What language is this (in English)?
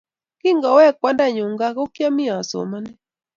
Kalenjin